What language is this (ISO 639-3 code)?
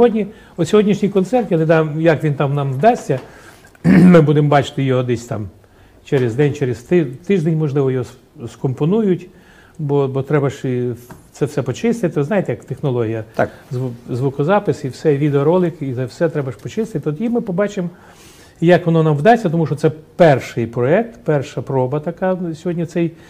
ukr